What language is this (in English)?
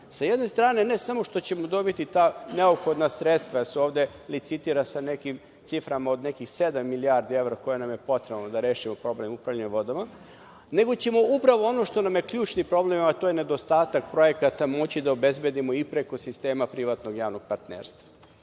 Serbian